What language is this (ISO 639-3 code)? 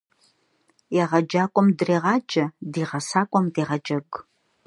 kbd